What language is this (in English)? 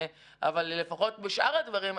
Hebrew